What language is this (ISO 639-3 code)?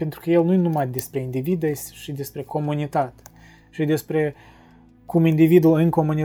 ron